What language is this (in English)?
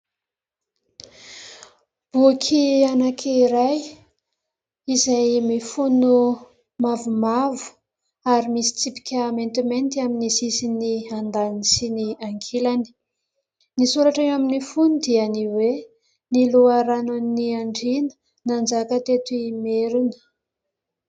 Malagasy